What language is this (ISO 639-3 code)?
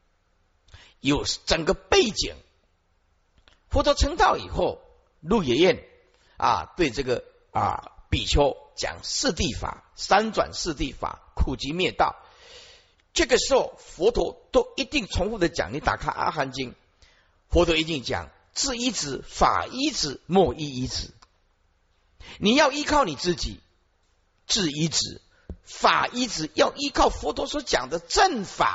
zho